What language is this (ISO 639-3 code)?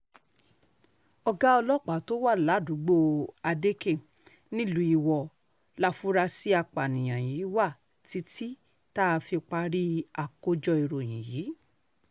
yor